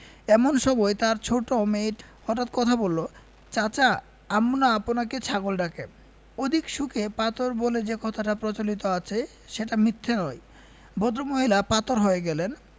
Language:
Bangla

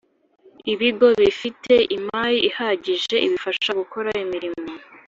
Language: Kinyarwanda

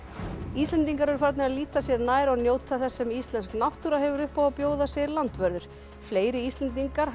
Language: Icelandic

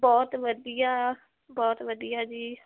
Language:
Punjabi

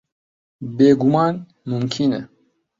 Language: Central Kurdish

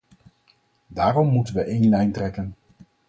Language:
Dutch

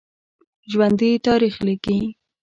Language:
Pashto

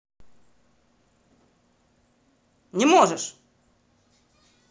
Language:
Russian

